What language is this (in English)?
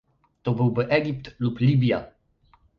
Polish